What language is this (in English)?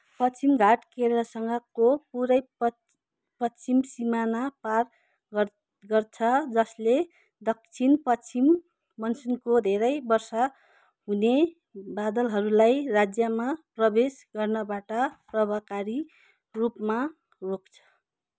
Nepali